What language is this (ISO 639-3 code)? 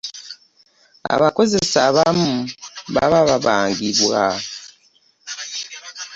lug